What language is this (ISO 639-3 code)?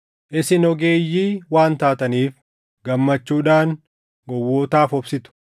orm